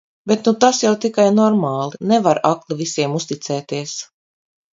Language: Latvian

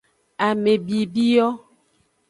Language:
Aja (Benin)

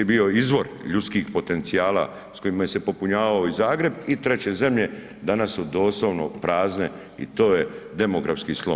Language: Croatian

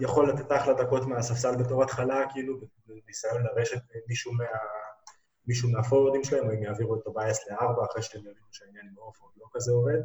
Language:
Hebrew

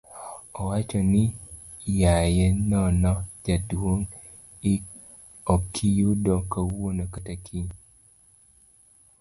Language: Luo (Kenya and Tanzania)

